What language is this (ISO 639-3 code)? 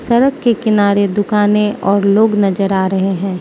hin